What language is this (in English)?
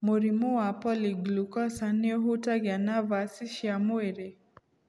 Kikuyu